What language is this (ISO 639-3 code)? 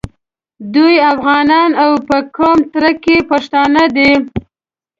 pus